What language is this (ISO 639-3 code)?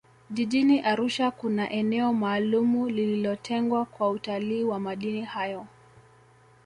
swa